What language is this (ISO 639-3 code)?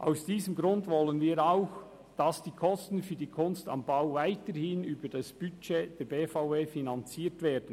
gsw